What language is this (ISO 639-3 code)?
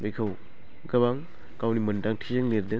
brx